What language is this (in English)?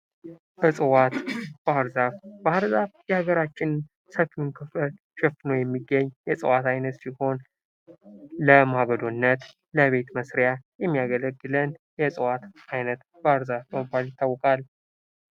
Amharic